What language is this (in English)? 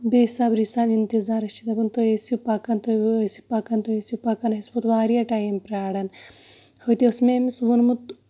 Kashmiri